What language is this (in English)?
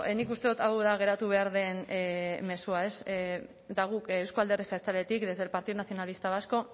Basque